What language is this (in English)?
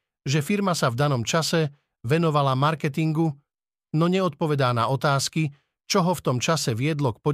Slovak